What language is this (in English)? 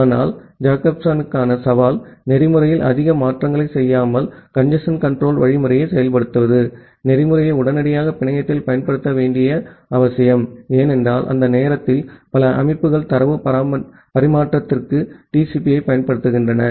Tamil